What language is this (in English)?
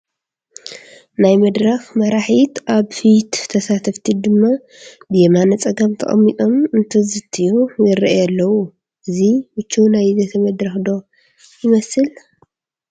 Tigrinya